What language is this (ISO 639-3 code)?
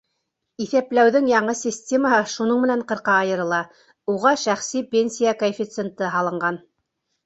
bak